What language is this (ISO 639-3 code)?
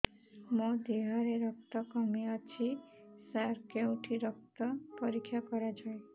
ori